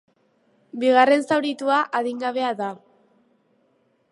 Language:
Basque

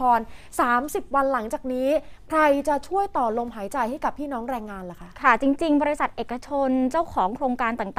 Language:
Thai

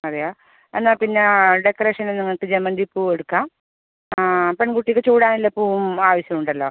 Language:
Malayalam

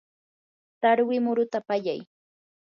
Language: Yanahuanca Pasco Quechua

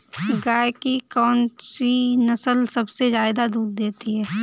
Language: Hindi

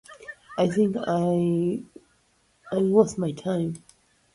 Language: Russian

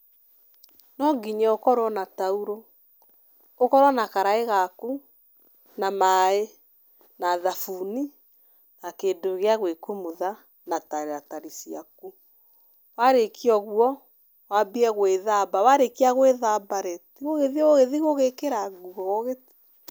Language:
Kikuyu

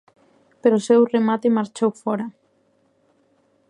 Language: Galician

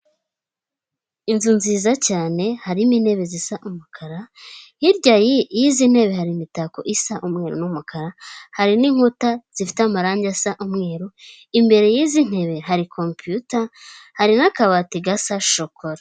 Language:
Kinyarwanda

